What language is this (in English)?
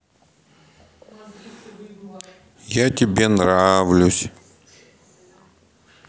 Russian